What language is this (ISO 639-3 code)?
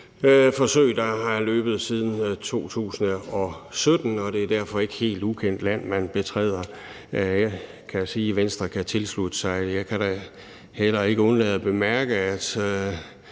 dan